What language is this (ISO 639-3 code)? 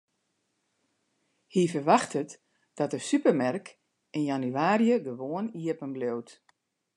fry